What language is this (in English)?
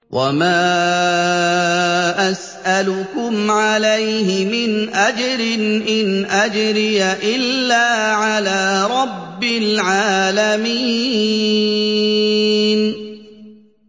Arabic